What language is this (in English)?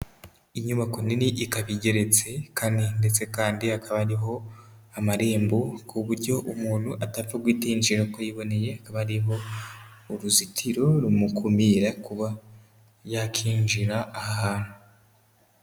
Kinyarwanda